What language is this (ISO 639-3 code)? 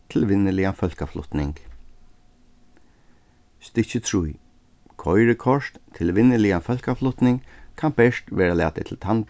fao